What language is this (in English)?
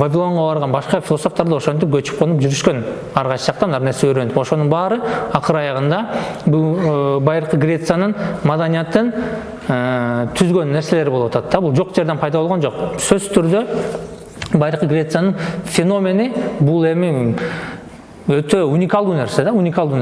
Turkish